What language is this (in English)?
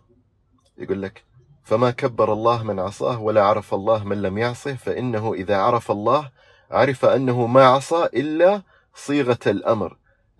Arabic